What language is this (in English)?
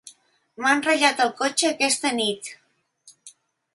Catalan